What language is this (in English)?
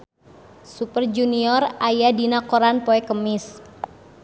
Sundanese